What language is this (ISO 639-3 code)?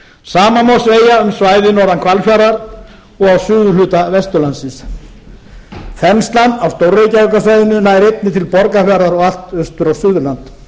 isl